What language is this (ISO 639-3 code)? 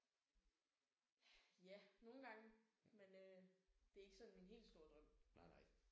dan